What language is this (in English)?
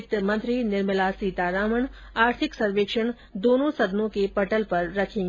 Hindi